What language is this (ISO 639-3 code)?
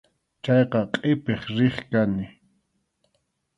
qxu